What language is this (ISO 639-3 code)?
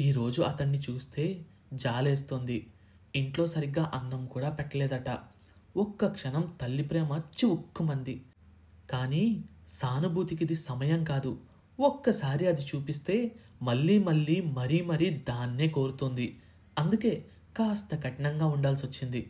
tel